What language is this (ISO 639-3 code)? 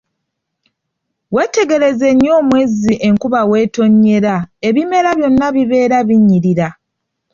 lug